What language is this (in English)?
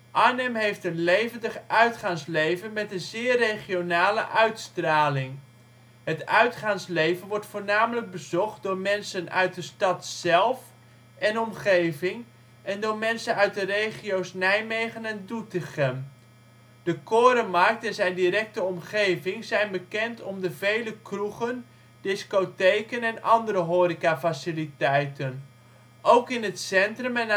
Dutch